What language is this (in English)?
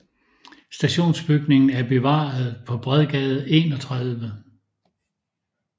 Danish